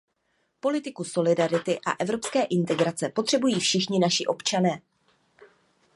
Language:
Czech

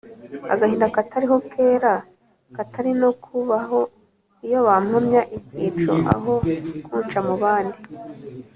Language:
Kinyarwanda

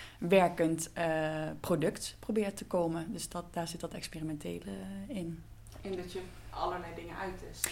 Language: Dutch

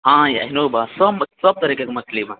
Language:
Maithili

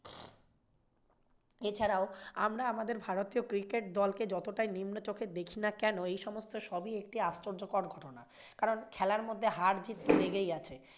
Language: Bangla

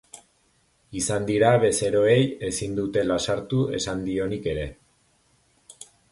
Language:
Basque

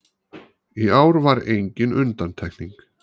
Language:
Icelandic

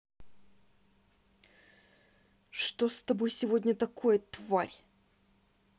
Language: Russian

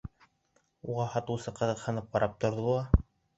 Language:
Bashkir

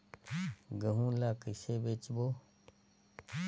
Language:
Chhattisgarhi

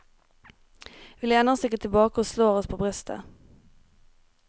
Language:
Norwegian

